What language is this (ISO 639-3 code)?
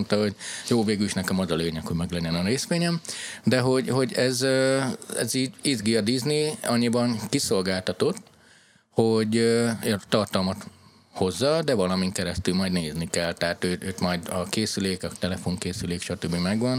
hun